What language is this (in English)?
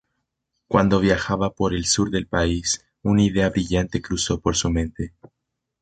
Spanish